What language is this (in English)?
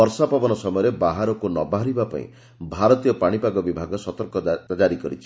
Odia